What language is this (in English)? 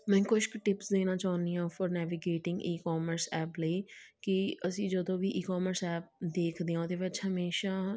Punjabi